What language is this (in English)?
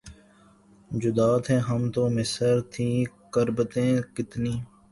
Urdu